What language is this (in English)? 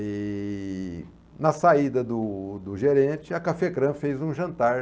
Portuguese